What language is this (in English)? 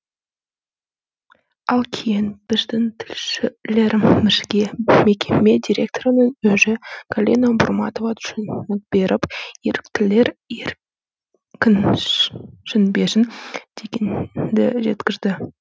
Kazakh